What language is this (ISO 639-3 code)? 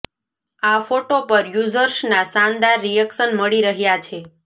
guj